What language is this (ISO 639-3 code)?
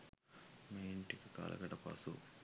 sin